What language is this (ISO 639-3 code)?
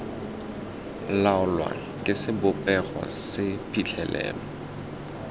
tsn